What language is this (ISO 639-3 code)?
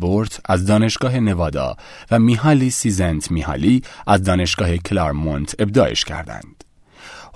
fas